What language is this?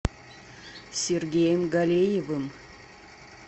Russian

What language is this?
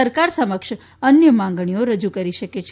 Gujarati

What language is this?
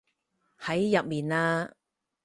Cantonese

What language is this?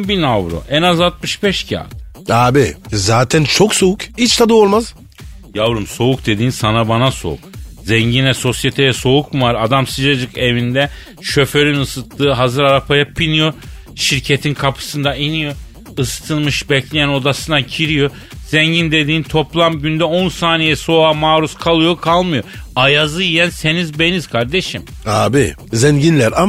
Turkish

